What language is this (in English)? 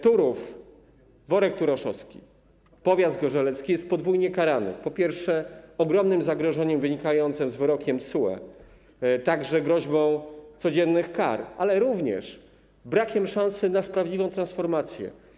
Polish